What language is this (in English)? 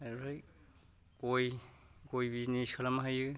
Bodo